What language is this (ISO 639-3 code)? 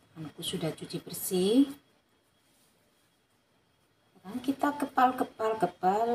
ind